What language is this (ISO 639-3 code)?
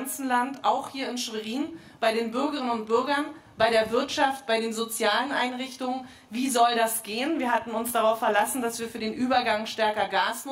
deu